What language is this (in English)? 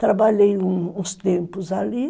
Portuguese